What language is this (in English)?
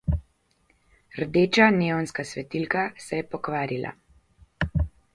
Slovenian